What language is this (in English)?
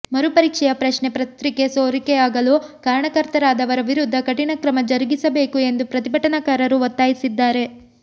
Kannada